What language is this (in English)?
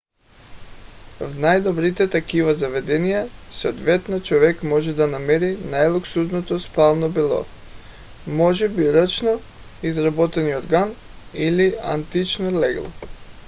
Bulgarian